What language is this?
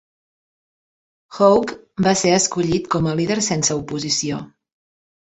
Catalan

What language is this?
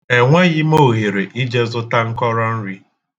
Igbo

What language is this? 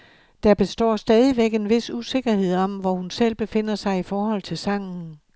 Danish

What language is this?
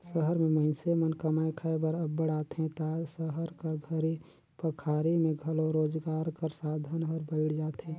Chhattisgarhi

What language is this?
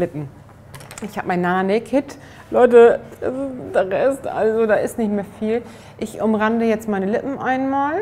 German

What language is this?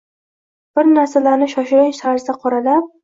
Uzbek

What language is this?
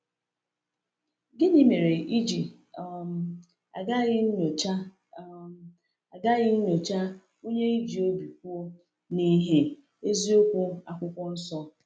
Igbo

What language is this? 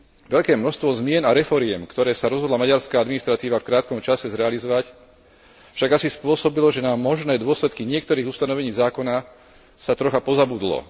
Slovak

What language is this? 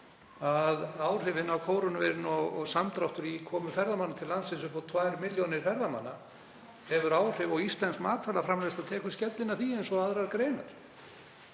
Icelandic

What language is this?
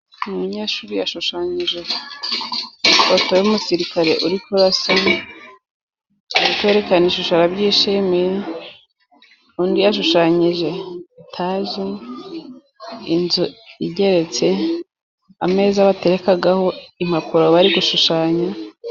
Kinyarwanda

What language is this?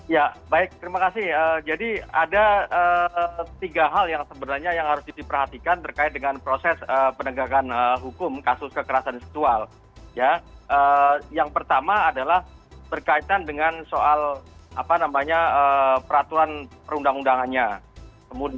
Indonesian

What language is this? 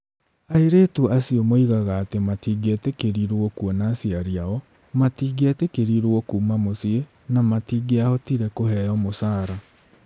Kikuyu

